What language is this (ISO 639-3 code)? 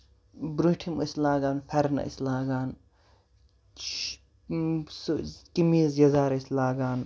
kas